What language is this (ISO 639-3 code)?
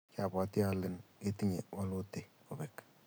kln